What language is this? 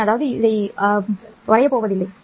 Tamil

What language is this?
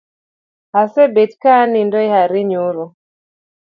Luo (Kenya and Tanzania)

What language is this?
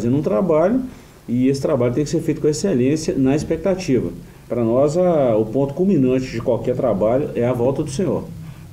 Portuguese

